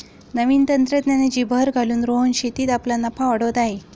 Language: Marathi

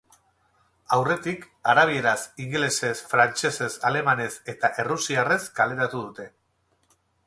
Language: Basque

